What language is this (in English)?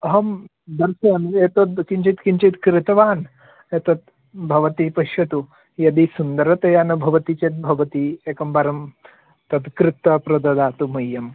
Sanskrit